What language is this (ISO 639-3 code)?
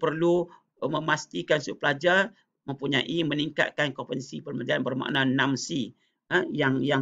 msa